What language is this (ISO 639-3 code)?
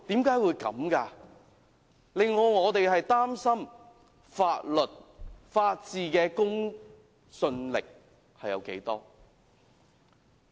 yue